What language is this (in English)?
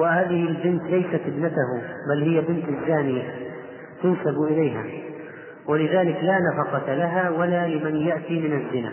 Arabic